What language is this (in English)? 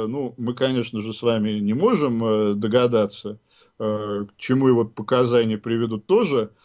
Russian